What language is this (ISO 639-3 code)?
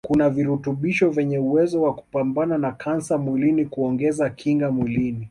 swa